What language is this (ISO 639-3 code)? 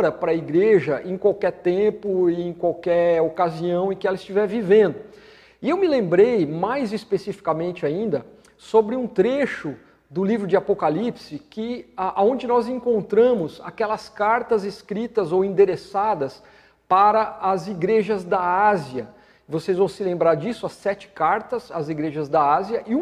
por